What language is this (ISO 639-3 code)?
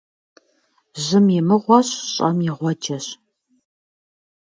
kbd